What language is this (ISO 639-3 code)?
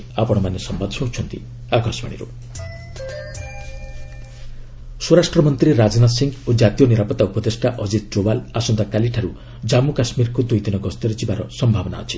ori